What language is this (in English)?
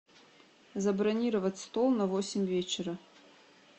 Russian